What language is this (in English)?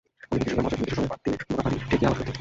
Bangla